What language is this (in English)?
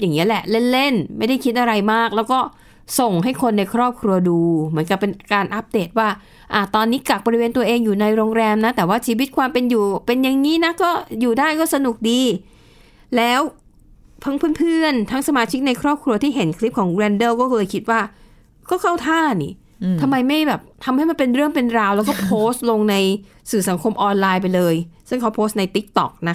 Thai